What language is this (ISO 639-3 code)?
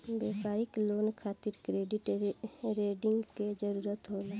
bho